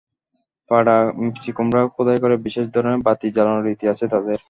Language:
Bangla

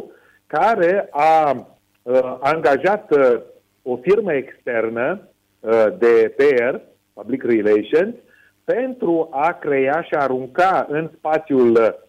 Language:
Romanian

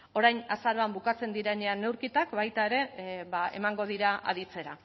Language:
Basque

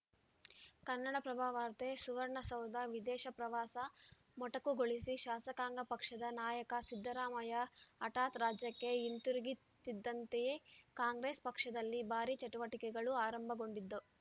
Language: Kannada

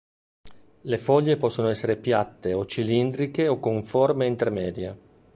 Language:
Italian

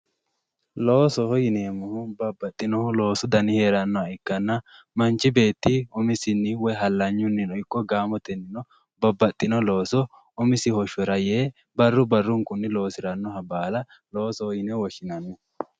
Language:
Sidamo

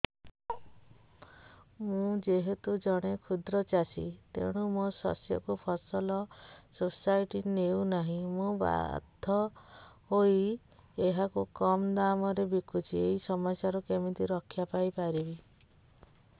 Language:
Odia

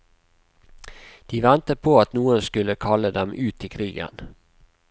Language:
Norwegian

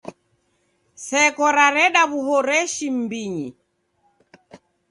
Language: Taita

